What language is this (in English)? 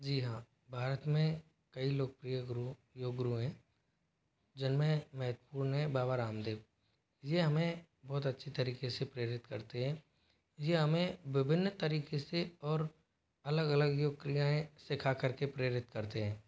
Hindi